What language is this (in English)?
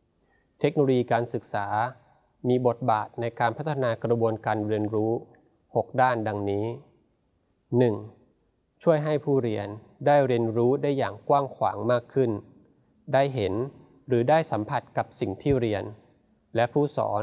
Thai